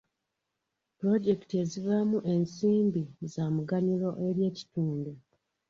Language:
Ganda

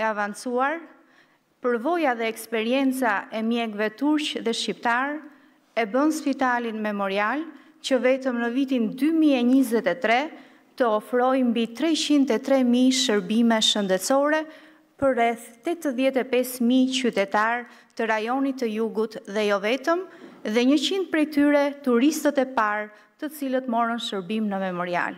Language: Romanian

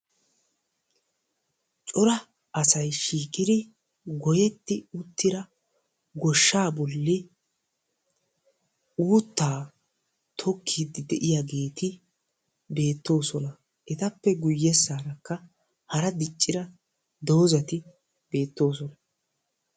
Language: Wolaytta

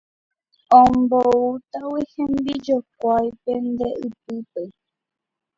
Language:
Guarani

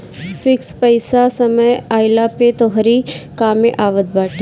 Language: Bhojpuri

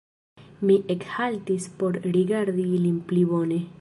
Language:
Esperanto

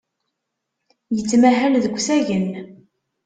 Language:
Kabyle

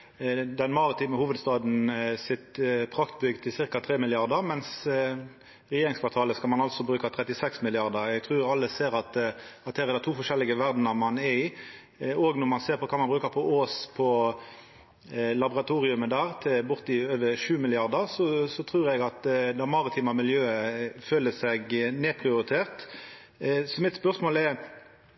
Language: Norwegian Nynorsk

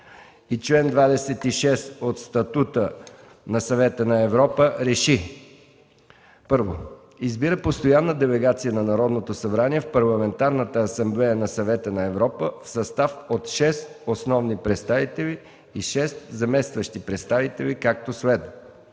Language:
Bulgarian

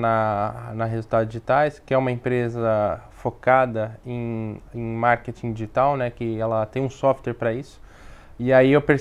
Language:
Portuguese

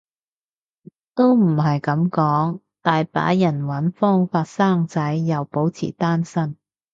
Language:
Cantonese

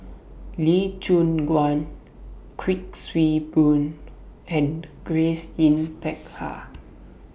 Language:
English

